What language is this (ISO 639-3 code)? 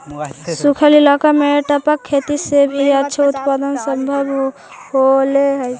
mag